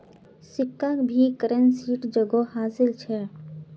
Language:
Magahi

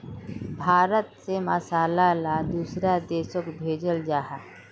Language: Magahi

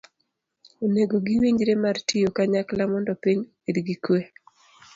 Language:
Luo (Kenya and Tanzania)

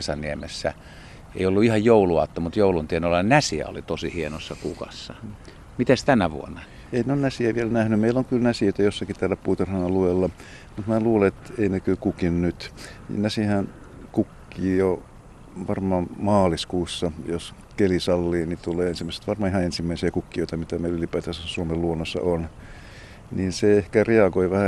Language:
Finnish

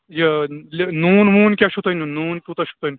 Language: Kashmiri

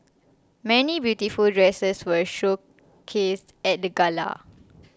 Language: English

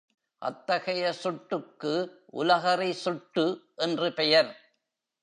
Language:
Tamil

